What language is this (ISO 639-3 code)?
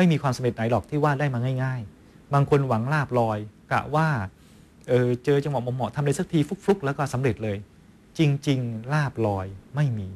tha